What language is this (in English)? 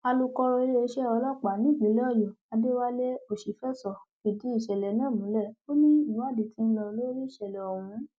Yoruba